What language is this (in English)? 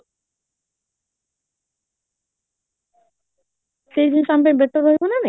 Odia